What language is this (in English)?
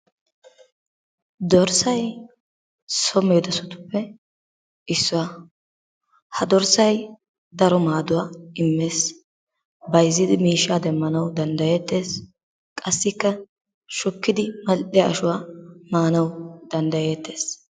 Wolaytta